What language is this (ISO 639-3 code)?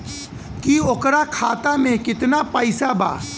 bho